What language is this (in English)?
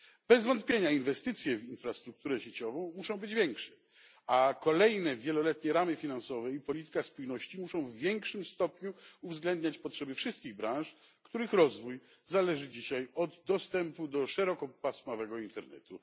Polish